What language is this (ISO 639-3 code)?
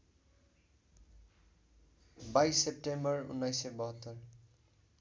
nep